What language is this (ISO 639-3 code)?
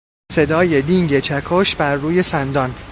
fas